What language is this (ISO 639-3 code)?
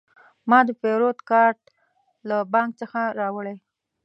pus